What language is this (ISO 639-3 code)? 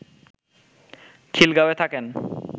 ben